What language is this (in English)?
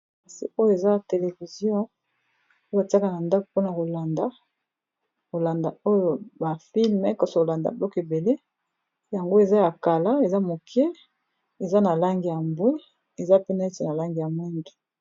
Lingala